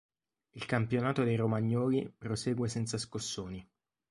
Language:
Italian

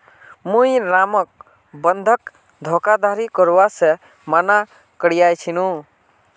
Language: Magahi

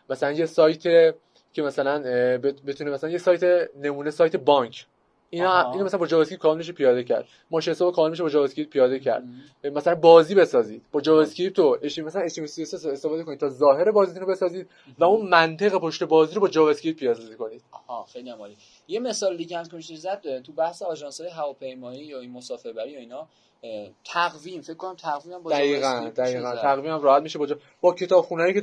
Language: Persian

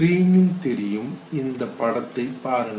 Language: Tamil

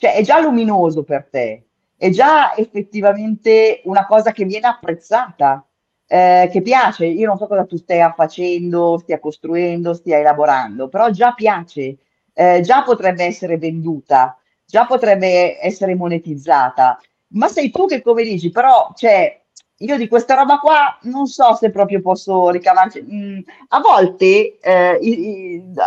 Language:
Italian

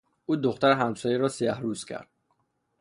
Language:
Persian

